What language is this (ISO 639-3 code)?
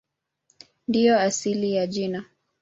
swa